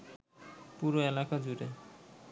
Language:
Bangla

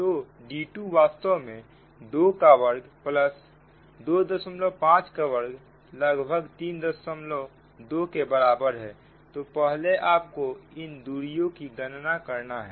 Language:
Hindi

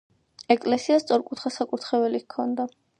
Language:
Georgian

